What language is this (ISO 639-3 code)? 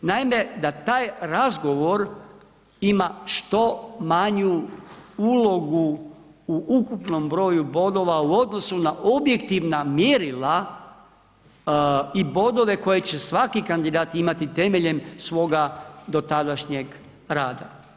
hrv